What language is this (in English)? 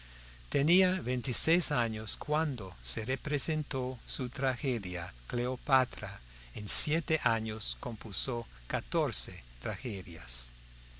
Spanish